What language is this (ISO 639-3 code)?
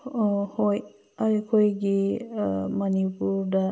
mni